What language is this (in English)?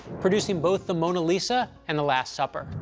English